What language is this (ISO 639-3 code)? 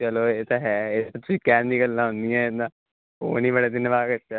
pan